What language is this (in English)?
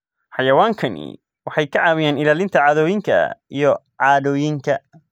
Somali